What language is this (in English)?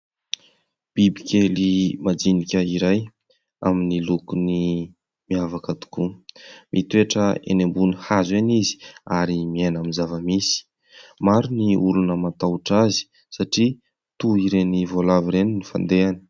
Malagasy